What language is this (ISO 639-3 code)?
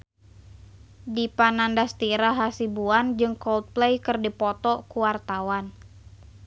sun